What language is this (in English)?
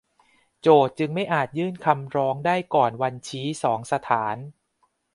Thai